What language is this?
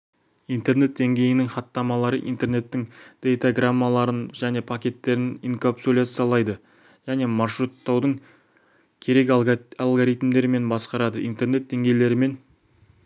Kazakh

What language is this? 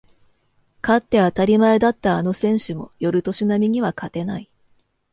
Japanese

